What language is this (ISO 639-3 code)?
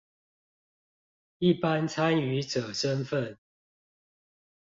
zho